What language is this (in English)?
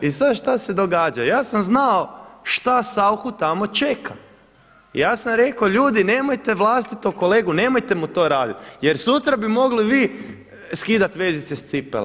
Croatian